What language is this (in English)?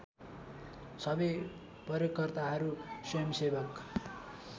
Nepali